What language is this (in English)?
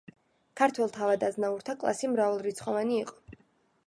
Georgian